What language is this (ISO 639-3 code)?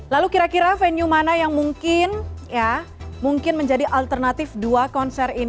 ind